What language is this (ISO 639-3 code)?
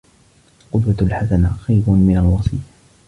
ara